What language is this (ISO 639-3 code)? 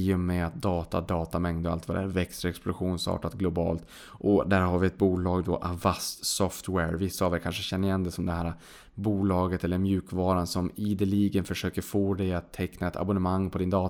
swe